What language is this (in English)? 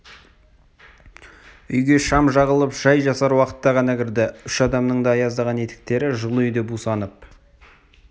Kazakh